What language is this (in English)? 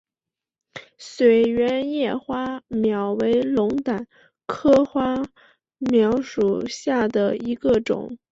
Chinese